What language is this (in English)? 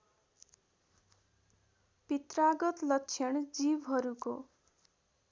Nepali